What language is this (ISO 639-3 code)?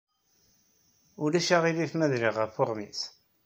kab